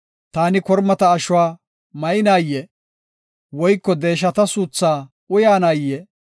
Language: Gofa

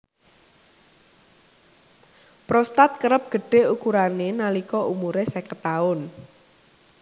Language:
Javanese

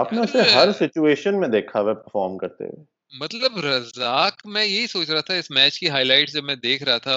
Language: Urdu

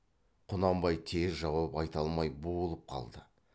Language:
Kazakh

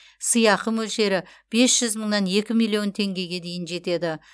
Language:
Kazakh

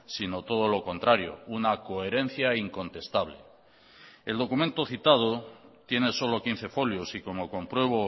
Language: Spanish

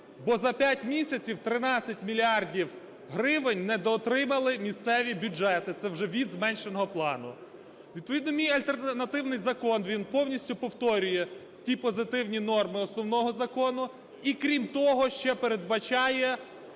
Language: Ukrainian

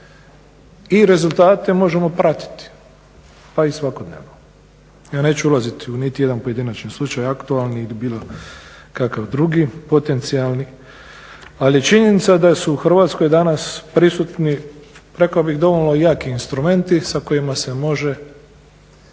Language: Croatian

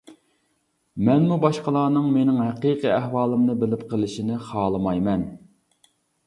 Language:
Uyghur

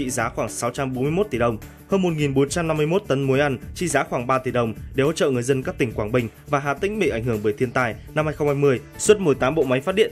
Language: Vietnamese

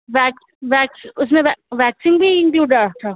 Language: Sindhi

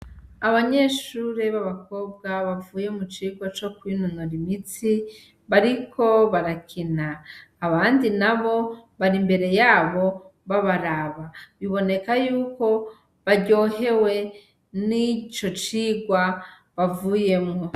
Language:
Rundi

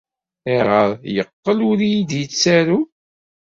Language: Kabyle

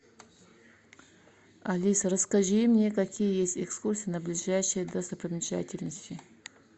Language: Russian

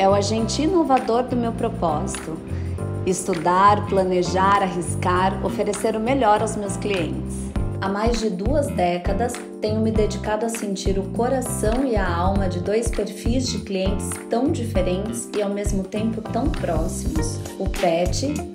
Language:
Portuguese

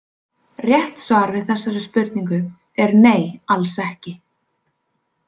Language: Icelandic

